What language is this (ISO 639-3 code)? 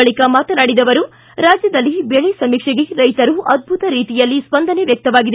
kan